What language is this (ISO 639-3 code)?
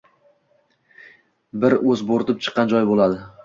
uzb